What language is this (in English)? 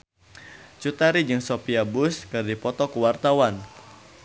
Sundanese